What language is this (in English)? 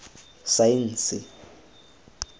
Tswana